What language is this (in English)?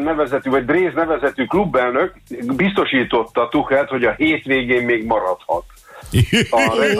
Hungarian